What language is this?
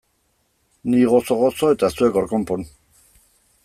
Basque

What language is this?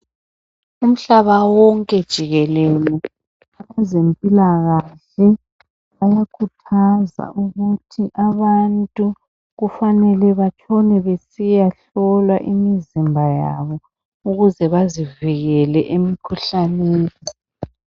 North Ndebele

